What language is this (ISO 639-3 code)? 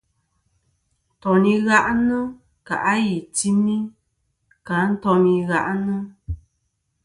bkm